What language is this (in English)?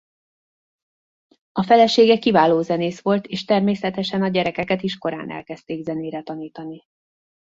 Hungarian